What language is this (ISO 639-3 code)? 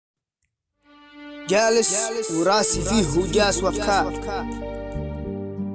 ara